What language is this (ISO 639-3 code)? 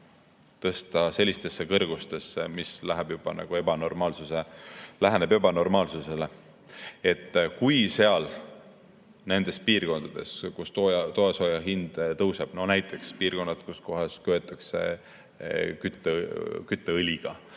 est